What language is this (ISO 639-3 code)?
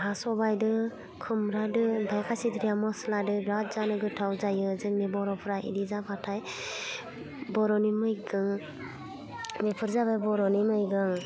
brx